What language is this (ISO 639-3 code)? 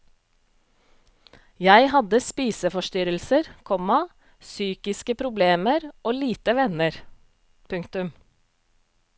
nor